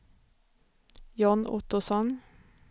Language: Swedish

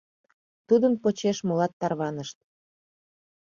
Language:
Mari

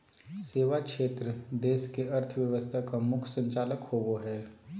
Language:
Magahi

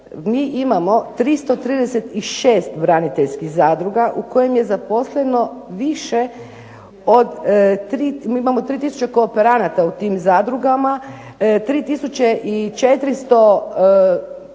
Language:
Croatian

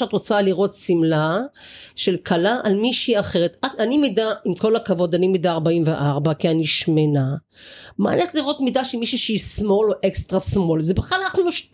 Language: Hebrew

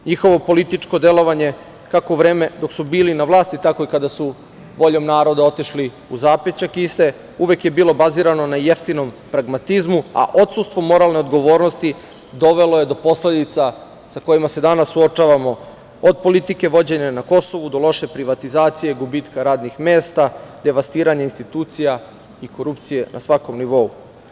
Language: Serbian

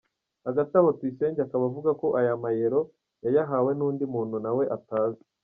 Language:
Kinyarwanda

